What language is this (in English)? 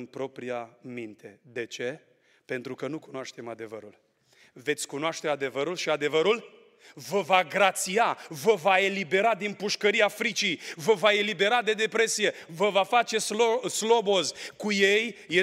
Romanian